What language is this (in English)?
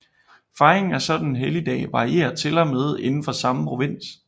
Danish